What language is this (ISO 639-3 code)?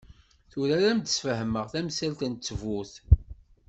kab